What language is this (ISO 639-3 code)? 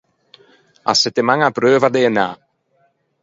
lij